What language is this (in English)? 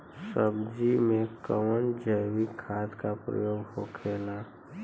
Bhojpuri